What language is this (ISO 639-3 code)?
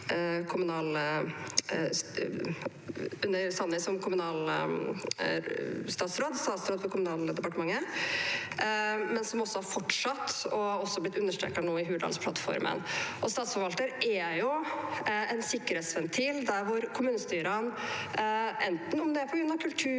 nor